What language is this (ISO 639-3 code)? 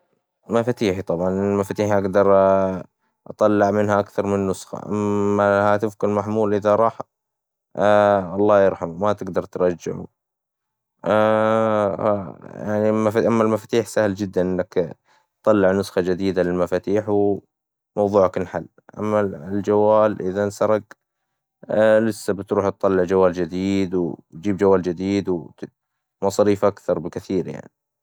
acw